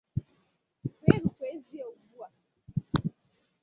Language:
Igbo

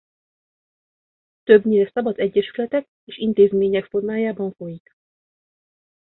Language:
Hungarian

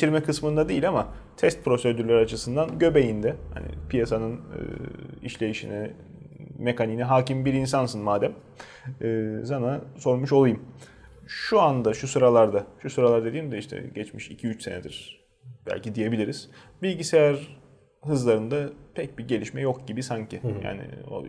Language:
Turkish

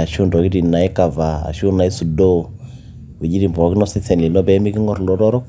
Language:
Masai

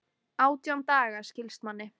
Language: Icelandic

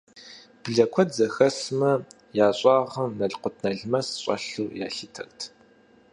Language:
Kabardian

